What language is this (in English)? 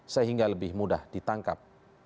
Indonesian